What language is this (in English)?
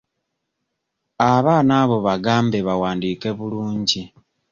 Ganda